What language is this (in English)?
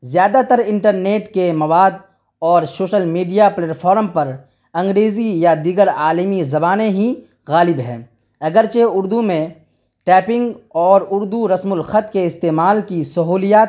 Urdu